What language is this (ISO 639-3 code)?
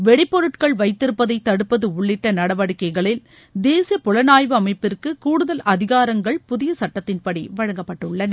tam